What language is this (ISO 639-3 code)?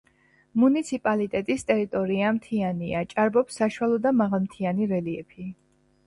kat